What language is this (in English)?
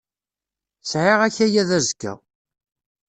Kabyle